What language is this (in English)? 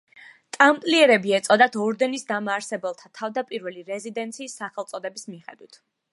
Georgian